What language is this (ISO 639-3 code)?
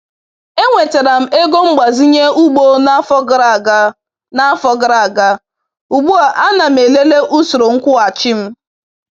ibo